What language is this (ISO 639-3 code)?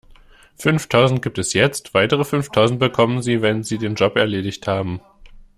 deu